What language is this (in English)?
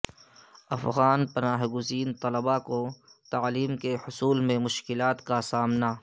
Urdu